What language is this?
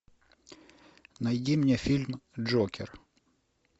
Russian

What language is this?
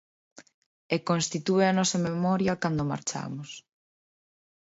Galician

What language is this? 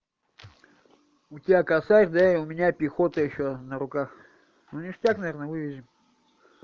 Russian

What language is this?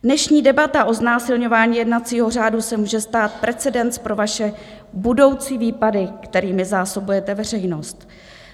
Czech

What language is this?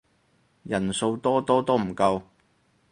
Cantonese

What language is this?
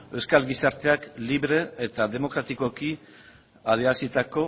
Basque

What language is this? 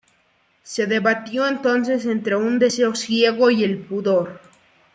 Spanish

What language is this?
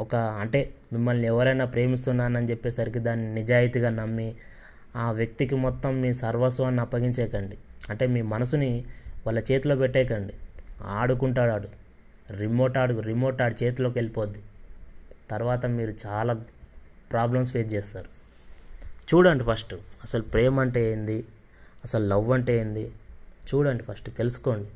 Telugu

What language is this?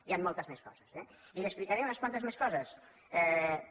Catalan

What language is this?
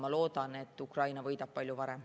Estonian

